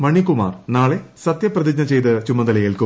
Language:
Malayalam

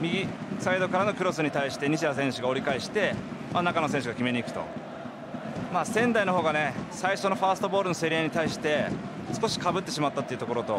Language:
Japanese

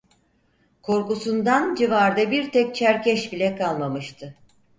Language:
Turkish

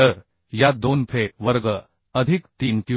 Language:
Marathi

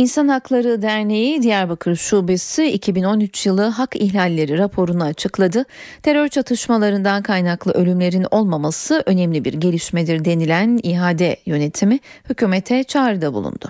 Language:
Turkish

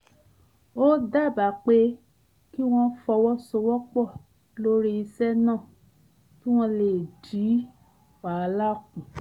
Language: Yoruba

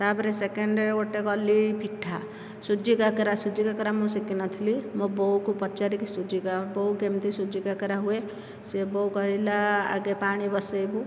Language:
Odia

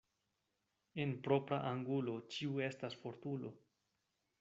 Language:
Esperanto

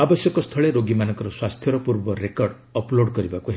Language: Odia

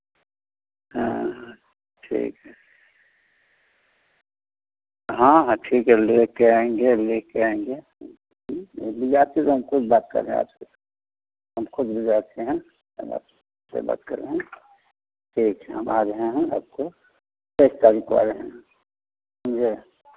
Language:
Hindi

